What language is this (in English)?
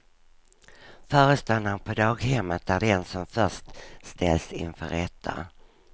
Swedish